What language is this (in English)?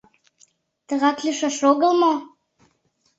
Mari